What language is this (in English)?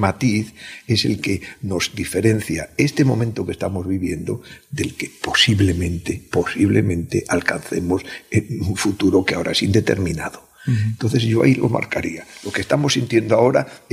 Spanish